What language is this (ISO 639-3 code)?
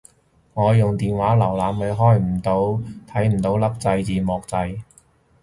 yue